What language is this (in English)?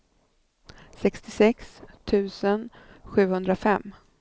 Swedish